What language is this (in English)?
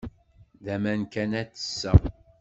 Kabyle